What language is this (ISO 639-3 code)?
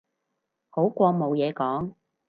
yue